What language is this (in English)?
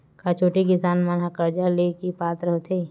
Chhattisgarhi